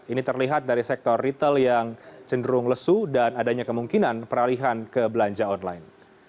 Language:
Indonesian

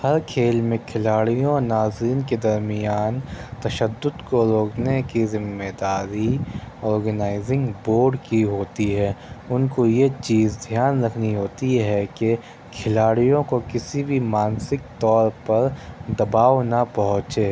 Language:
Urdu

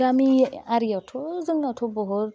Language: Bodo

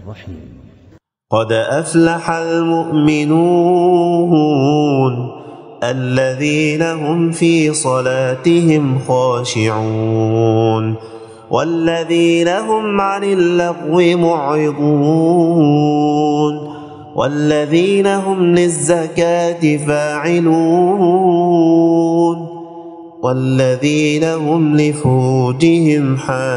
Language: Arabic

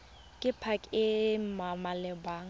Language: Tswana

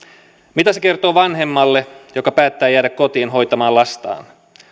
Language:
Finnish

